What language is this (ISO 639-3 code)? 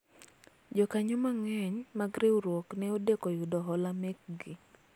luo